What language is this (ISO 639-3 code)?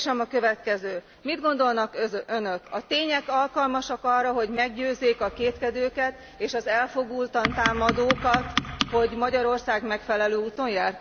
hun